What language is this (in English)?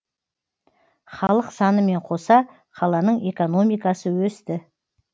Kazakh